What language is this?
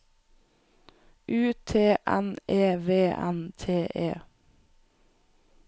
Norwegian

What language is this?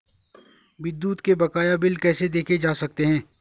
Hindi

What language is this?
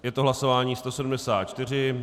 Czech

